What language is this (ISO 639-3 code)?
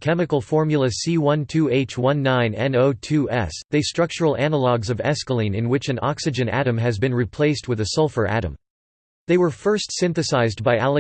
eng